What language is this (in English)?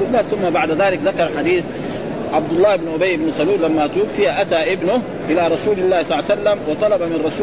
Arabic